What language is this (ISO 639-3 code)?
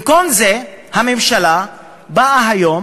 heb